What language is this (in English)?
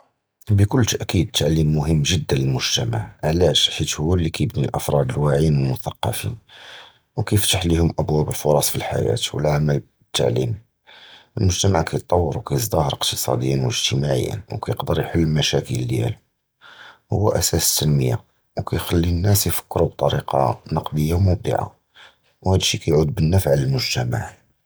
Judeo-Arabic